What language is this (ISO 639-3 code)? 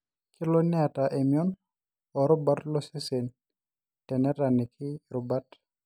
mas